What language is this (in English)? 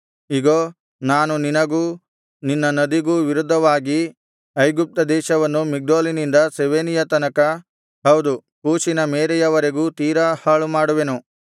Kannada